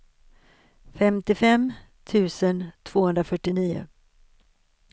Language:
Swedish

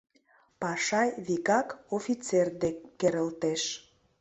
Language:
Mari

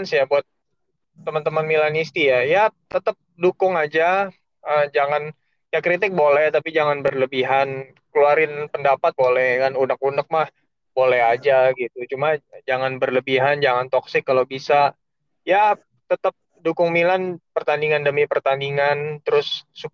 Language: Indonesian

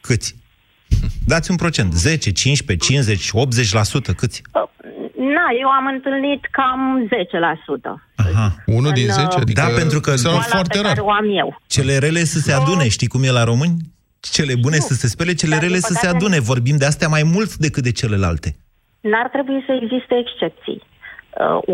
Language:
Romanian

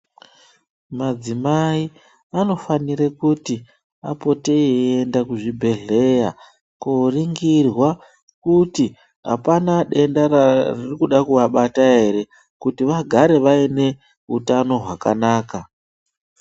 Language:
Ndau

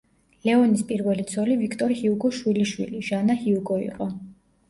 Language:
Georgian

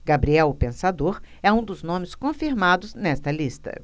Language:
Portuguese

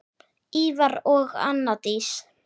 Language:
Icelandic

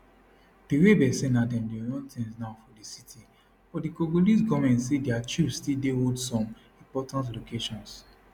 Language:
Nigerian Pidgin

